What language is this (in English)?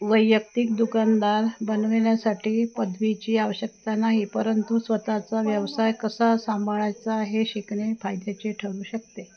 Marathi